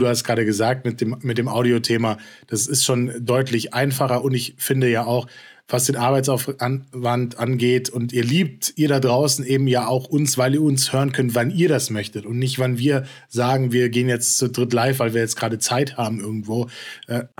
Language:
German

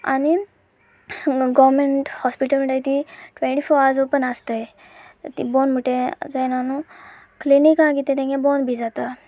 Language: Konkani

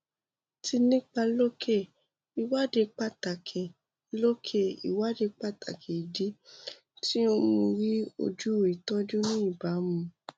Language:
Yoruba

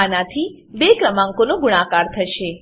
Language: Gujarati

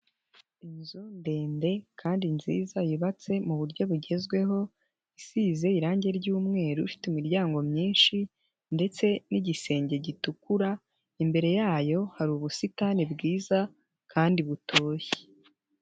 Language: Kinyarwanda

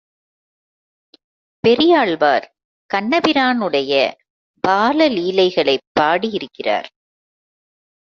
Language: Tamil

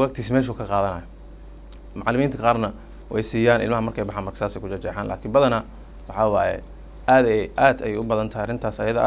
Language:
Arabic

